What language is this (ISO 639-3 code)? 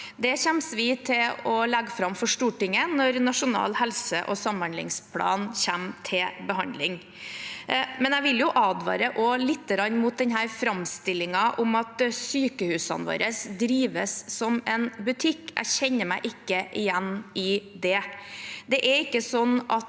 nor